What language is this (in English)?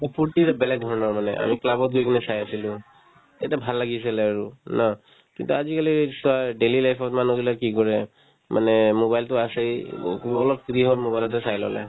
Assamese